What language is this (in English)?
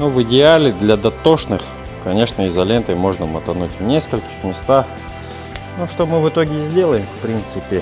Russian